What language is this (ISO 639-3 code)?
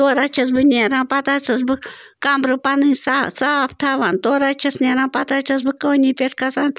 kas